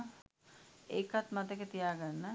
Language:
Sinhala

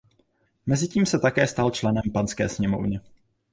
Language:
Czech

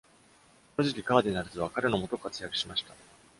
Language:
Japanese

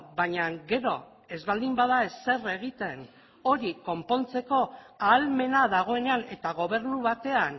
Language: Basque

